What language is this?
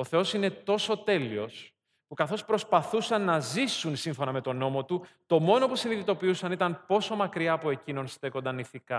Greek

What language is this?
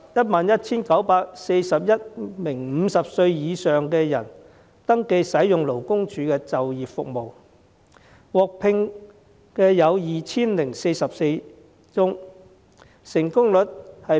Cantonese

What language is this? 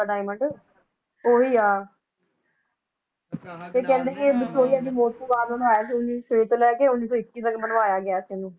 Punjabi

